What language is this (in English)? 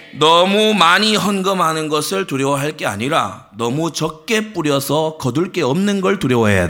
Korean